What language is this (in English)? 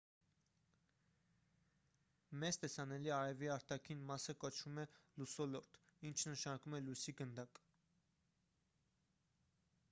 Armenian